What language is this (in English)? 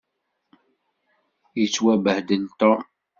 Kabyle